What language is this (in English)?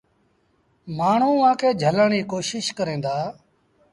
Sindhi Bhil